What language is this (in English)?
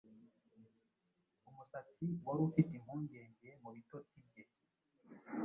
Kinyarwanda